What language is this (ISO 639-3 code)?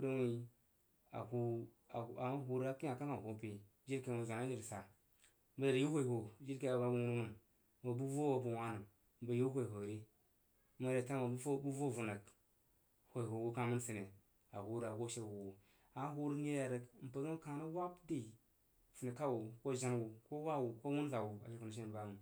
juo